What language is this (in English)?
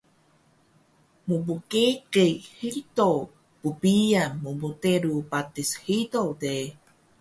Taroko